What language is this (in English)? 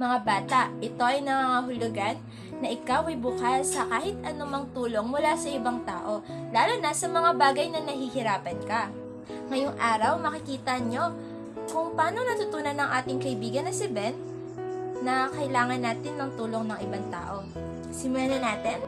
Filipino